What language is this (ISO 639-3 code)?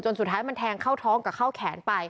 tha